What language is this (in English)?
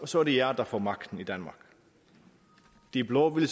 Danish